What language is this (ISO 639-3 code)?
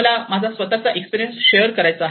mar